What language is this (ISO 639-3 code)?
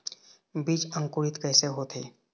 hne